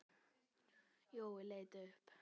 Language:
Icelandic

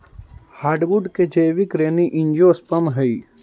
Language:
Magahi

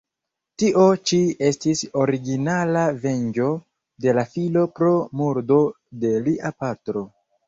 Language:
Esperanto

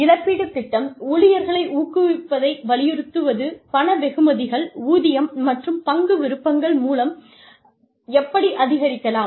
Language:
Tamil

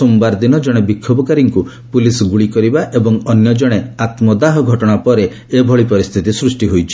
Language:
Odia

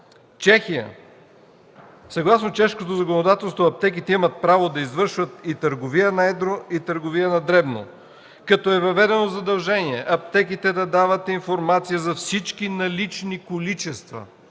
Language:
Bulgarian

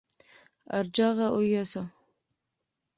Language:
Pahari-Potwari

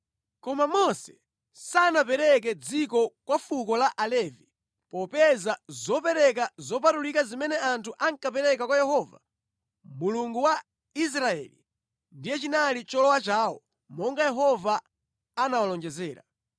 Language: Nyanja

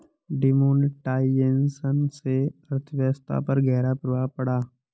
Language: Hindi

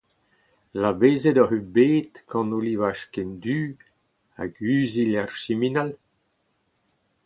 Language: Breton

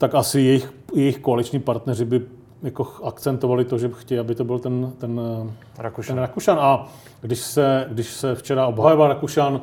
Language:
Czech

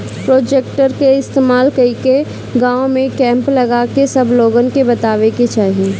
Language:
Bhojpuri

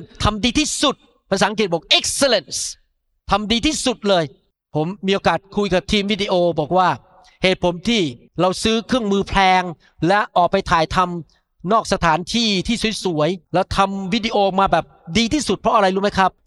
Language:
Thai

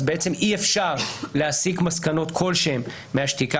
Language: Hebrew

